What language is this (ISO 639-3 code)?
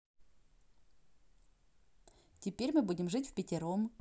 rus